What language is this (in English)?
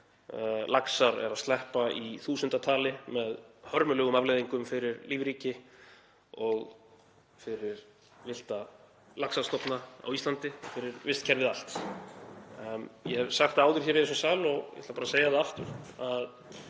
Icelandic